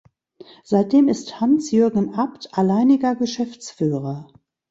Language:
German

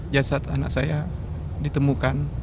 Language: Indonesian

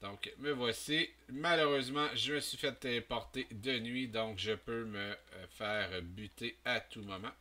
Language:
French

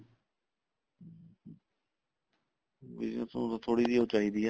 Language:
Punjabi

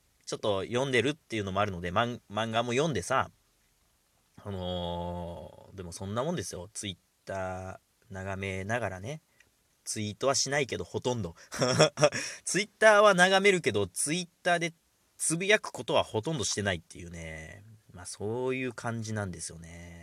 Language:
Japanese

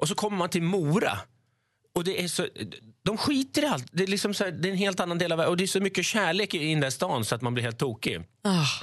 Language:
Swedish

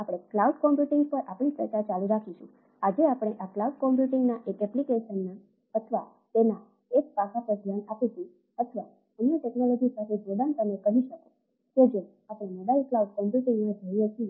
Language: Gujarati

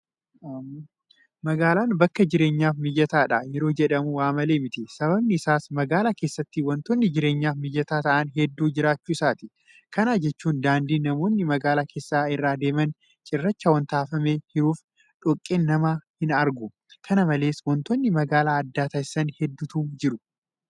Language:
Oromo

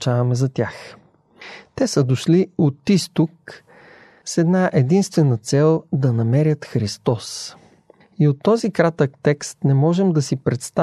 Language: Bulgarian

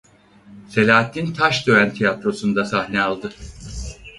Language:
Turkish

